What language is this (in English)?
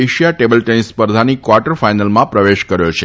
Gujarati